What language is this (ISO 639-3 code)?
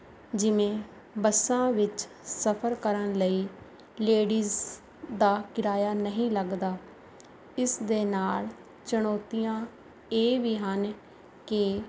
pan